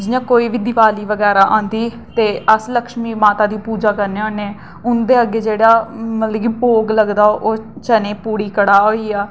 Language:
Dogri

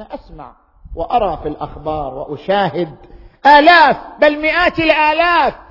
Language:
Arabic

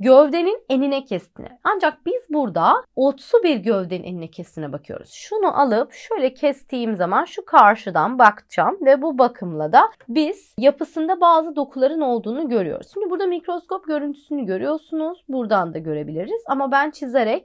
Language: Turkish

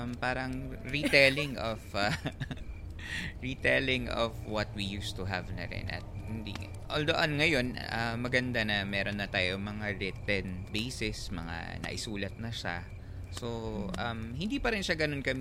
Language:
Filipino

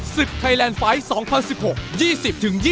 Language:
Thai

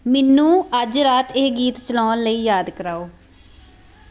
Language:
Punjabi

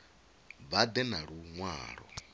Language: Venda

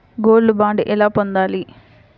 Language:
Telugu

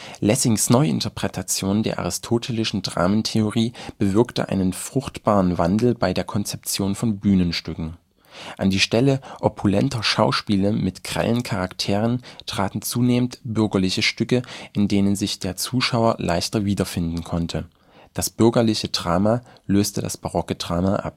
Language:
German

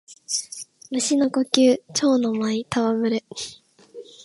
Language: Japanese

